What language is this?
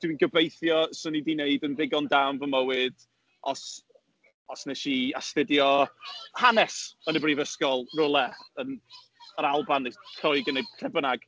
Welsh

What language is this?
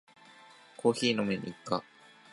Japanese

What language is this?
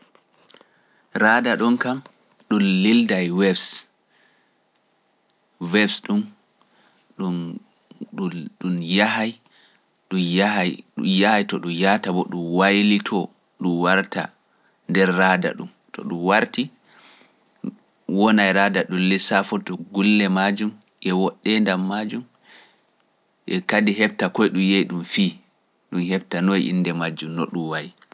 Pular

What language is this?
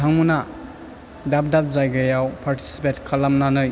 Bodo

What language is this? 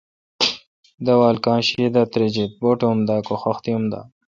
Kalkoti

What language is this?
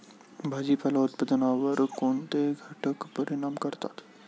Marathi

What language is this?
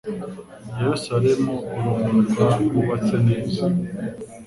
Kinyarwanda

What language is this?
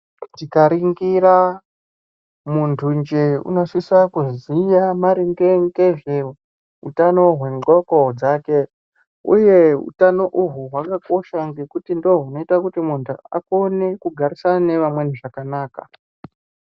Ndau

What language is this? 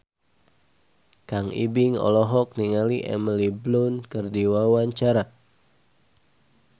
Sundanese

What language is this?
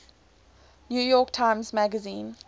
English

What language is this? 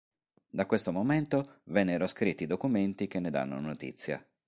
Italian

